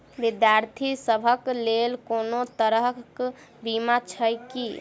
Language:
Maithili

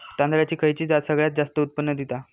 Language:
Marathi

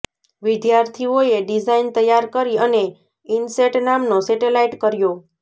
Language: Gujarati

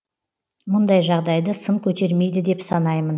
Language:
Kazakh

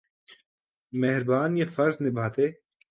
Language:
Urdu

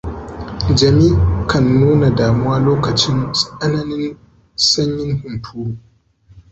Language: Hausa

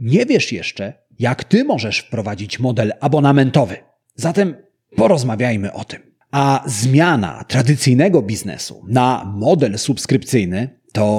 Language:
Polish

